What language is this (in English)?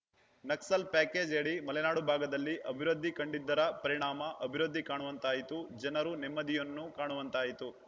Kannada